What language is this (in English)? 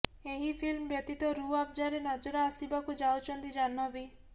Odia